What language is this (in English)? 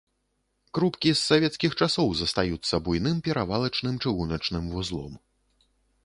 Belarusian